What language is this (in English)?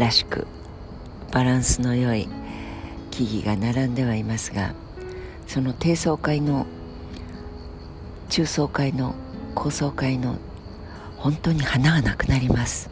Japanese